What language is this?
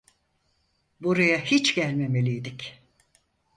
Turkish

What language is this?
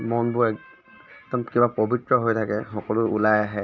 Assamese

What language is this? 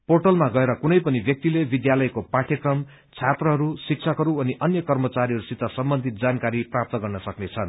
Nepali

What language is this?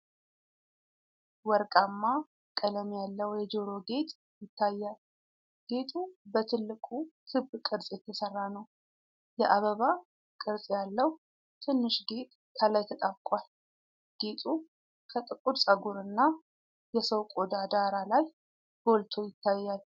Amharic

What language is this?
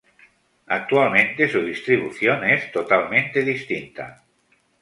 Spanish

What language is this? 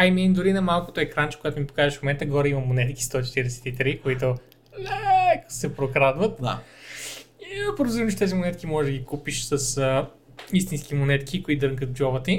Bulgarian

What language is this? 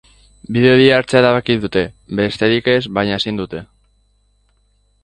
Basque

